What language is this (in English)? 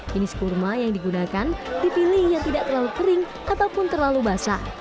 Indonesian